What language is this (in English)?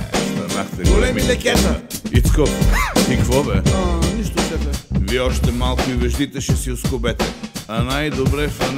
Bulgarian